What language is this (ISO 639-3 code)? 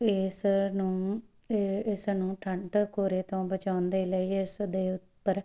pan